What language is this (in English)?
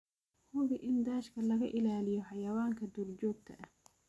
Somali